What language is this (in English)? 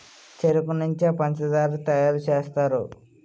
Telugu